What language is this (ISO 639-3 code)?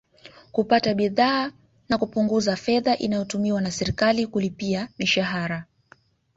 swa